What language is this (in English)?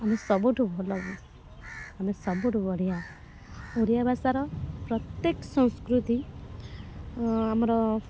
Odia